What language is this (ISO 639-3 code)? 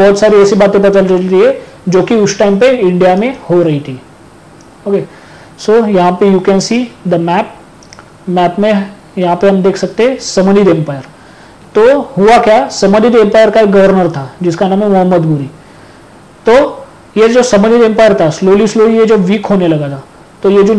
hin